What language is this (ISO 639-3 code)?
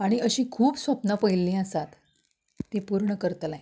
kok